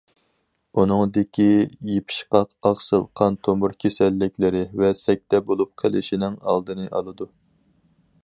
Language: Uyghur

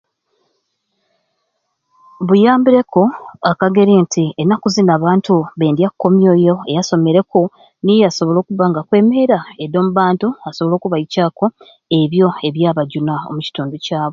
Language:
Ruuli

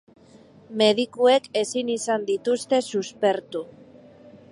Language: Basque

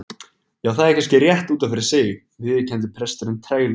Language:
Icelandic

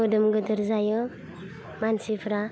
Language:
Bodo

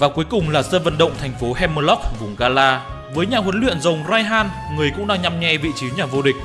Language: Vietnamese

